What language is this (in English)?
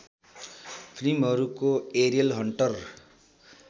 Nepali